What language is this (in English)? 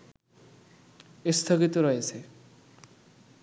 Bangla